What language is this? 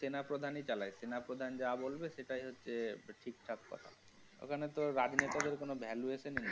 Bangla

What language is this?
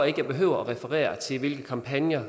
Danish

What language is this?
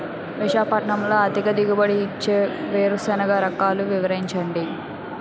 Telugu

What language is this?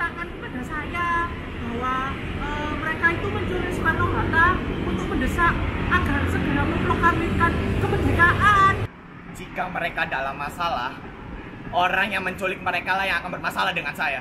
Indonesian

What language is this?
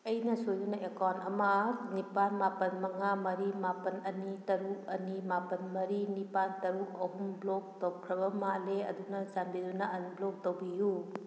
Manipuri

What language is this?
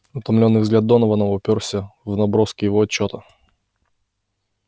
Russian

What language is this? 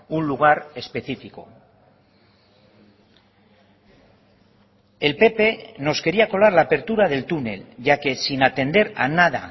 Spanish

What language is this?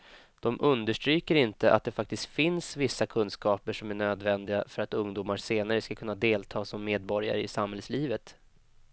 Swedish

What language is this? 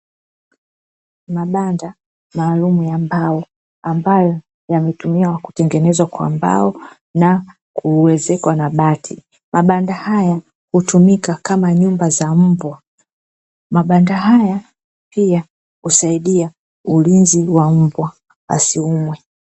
Swahili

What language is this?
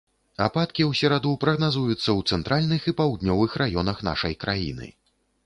Belarusian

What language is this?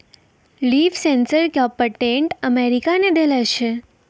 Maithili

